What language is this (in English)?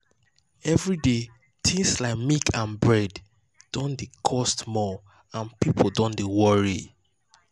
Nigerian Pidgin